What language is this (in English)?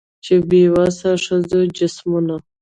Pashto